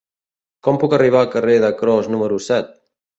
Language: Catalan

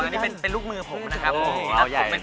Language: Thai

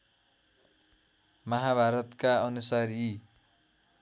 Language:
Nepali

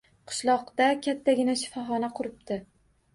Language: Uzbek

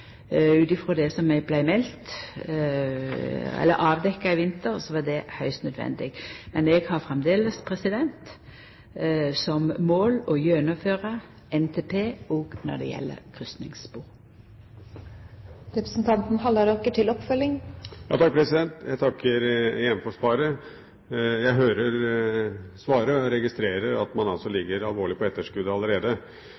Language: Norwegian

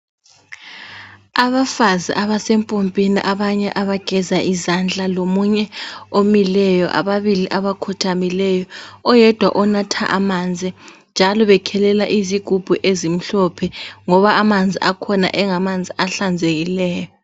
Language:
North Ndebele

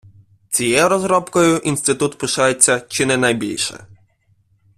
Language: Ukrainian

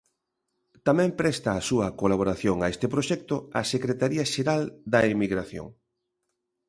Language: Galician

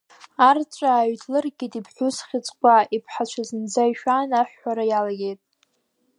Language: Abkhazian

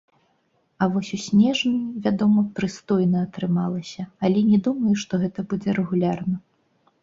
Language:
Belarusian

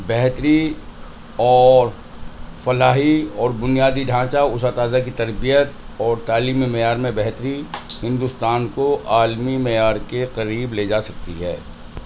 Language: Urdu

